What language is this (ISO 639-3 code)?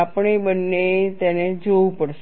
guj